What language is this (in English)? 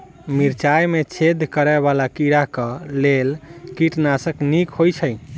Maithili